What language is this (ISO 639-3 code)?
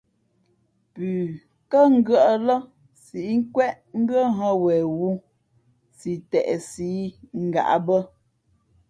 fmp